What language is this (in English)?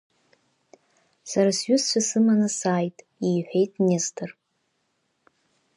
Abkhazian